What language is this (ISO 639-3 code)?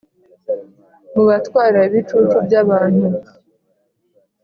kin